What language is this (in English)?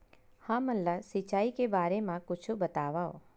Chhattisgarhi